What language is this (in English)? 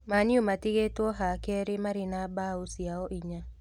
Kikuyu